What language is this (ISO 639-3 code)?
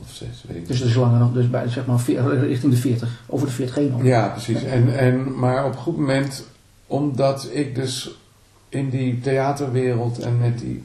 nld